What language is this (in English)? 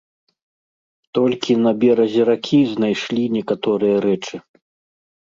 Belarusian